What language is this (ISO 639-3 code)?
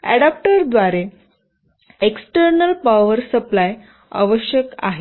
mar